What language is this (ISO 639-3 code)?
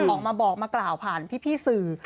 tha